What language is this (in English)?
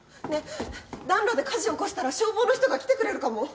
Japanese